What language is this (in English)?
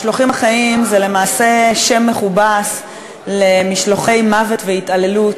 Hebrew